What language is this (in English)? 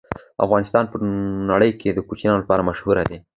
Pashto